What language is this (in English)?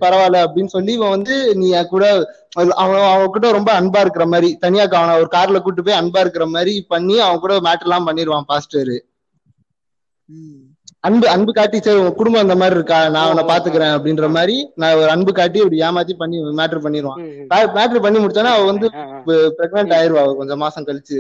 Tamil